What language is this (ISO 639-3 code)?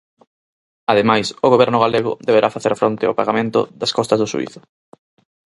glg